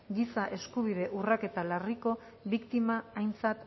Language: Basque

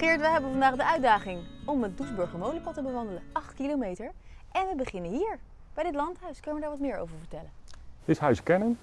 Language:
Dutch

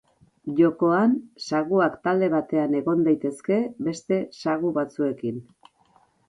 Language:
Basque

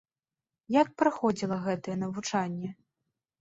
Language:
Belarusian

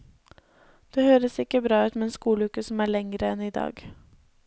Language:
Norwegian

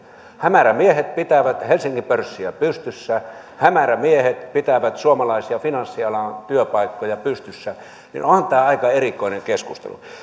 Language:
Finnish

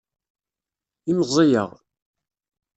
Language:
Kabyle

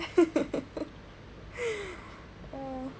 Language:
English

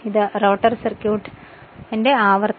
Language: Malayalam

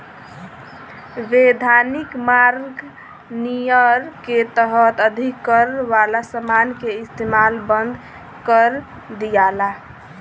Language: Bhojpuri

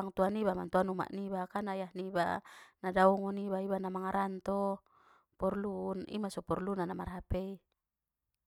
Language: Batak Mandailing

